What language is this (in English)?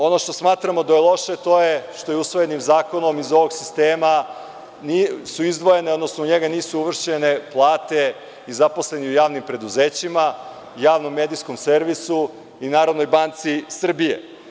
Serbian